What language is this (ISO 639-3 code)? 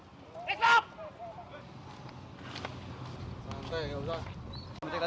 ind